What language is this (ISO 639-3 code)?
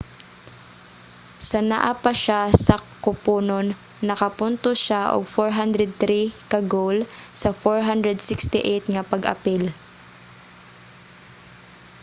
ceb